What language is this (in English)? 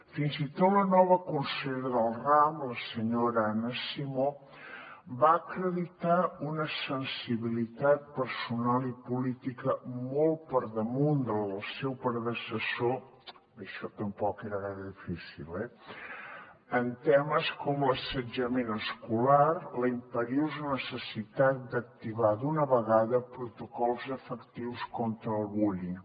Catalan